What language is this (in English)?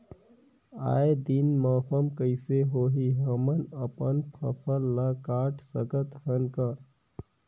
Chhattisgarhi